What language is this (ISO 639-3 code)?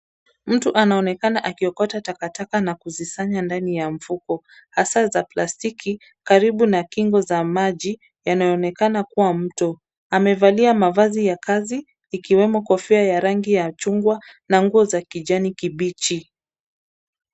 swa